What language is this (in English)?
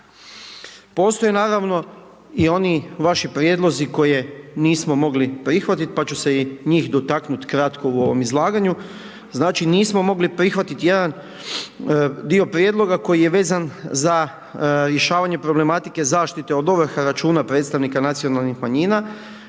Croatian